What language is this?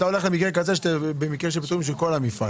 Hebrew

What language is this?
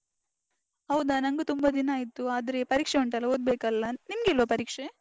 Kannada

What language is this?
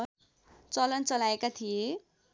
Nepali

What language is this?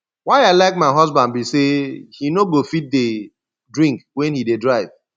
Nigerian Pidgin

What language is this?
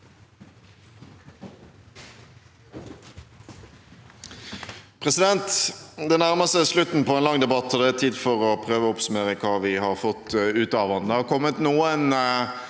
Norwegian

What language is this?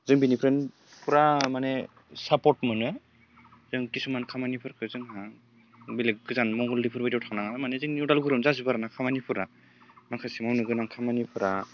Bodo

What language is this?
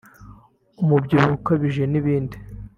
Kinyarwanda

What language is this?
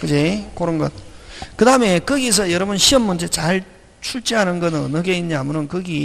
Korean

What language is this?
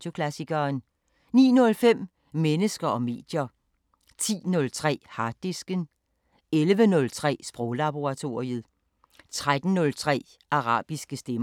Danish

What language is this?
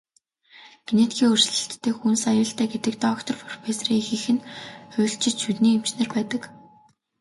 Mongolian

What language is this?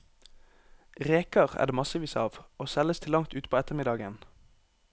Norwegian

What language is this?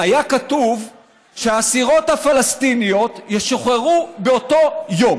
Hebrew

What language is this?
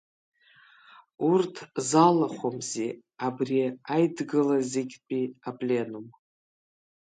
Abkhazian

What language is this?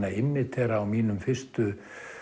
Icelandic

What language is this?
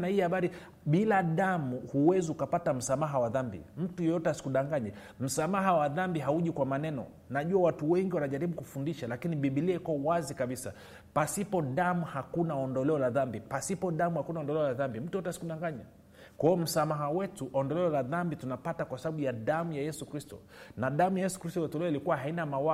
Swahili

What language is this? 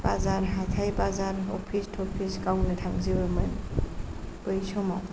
Bodo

